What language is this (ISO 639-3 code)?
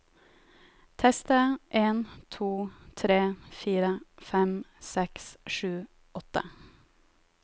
nor